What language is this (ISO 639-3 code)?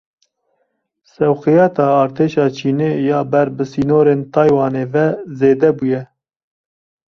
kur